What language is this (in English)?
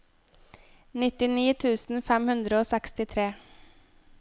Norwegian